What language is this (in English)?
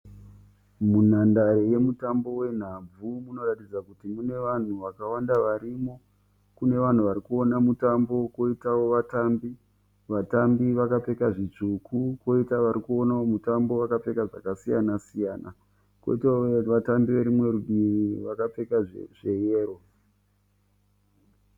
Shona